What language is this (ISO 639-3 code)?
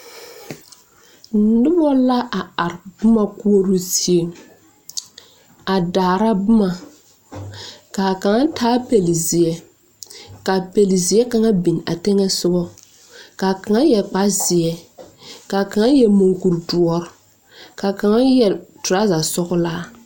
dga